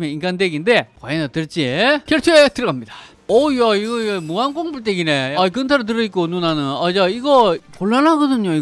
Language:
Korean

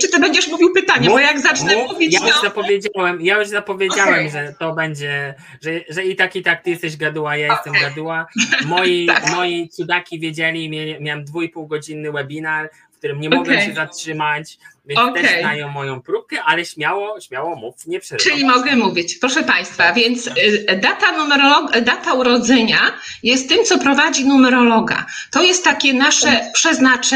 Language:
Polish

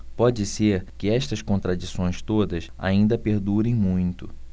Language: Portuguese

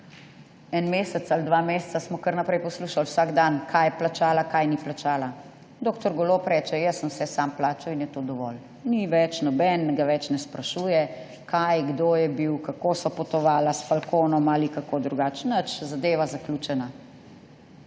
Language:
Slovenian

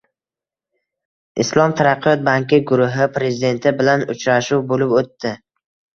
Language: Uzbek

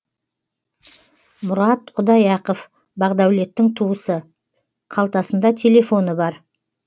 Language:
Kazakh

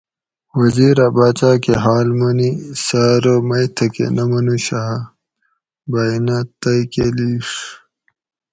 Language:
Gawri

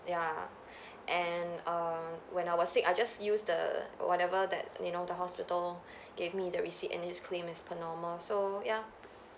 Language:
English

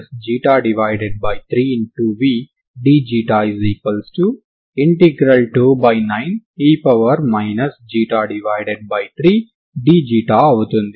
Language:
Telugu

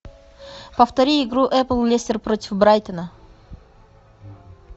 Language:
Russian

